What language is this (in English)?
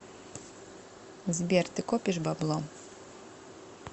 Russian